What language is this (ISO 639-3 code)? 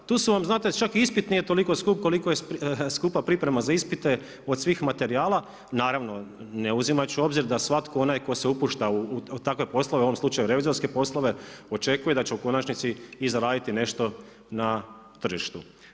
hrv